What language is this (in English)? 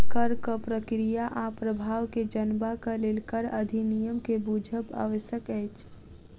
Maithili